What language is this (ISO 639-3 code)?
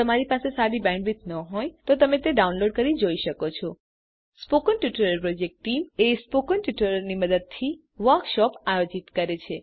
guj